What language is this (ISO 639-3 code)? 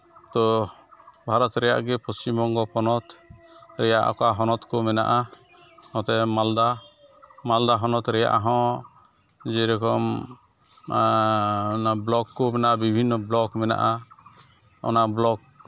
sat